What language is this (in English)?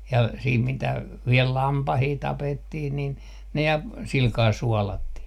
Finnish